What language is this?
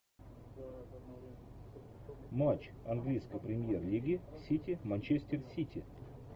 Russian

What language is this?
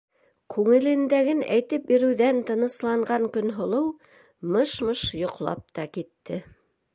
Bashkir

